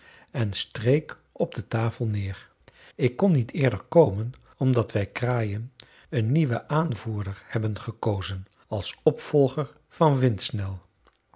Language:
Dutch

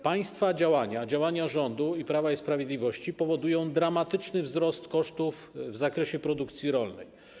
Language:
Polish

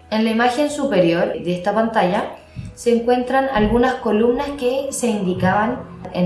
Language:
Spanish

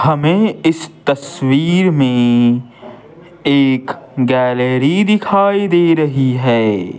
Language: Hindi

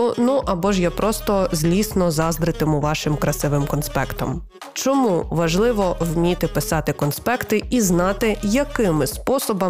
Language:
Ukrainian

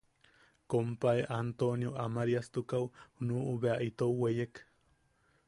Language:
Yaqui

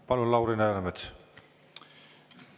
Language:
Estonian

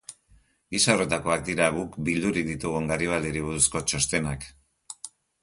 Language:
Basque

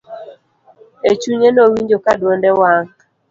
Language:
Luo (Kenya and Tanzania)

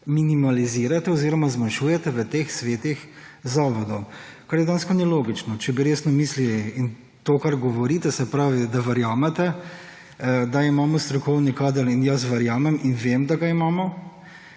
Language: Slovenian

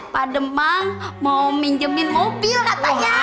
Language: Indonesian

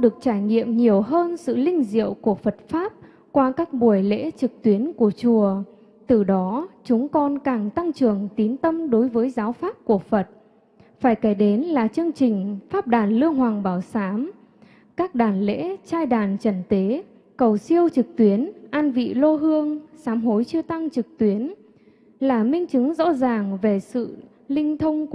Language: Vietnamese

